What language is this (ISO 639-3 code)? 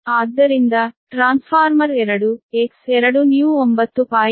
kan